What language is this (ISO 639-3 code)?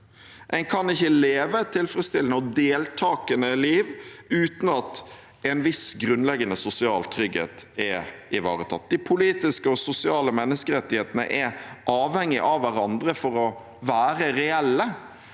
nor